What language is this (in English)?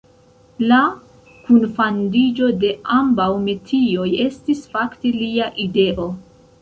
Esperanto